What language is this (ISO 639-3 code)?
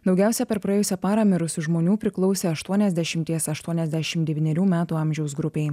lit